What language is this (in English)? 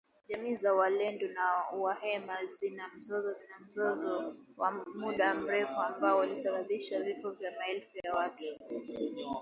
Swahili